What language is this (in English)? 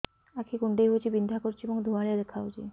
Odia